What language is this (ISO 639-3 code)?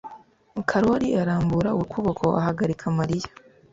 kin